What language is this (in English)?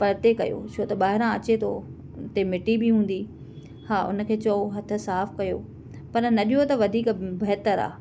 Sindhi